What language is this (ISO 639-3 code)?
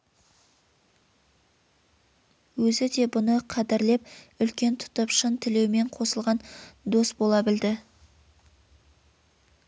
kaz